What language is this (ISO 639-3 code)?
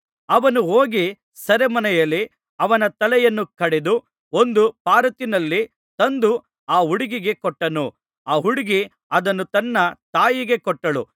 kan